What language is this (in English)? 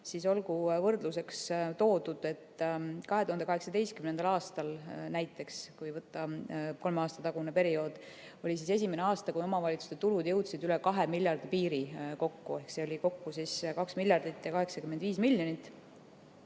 Estonian